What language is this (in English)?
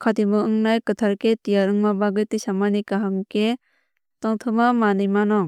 Kok Borok